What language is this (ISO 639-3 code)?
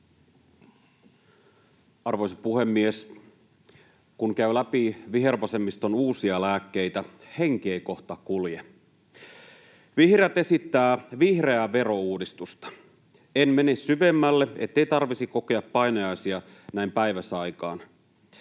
fin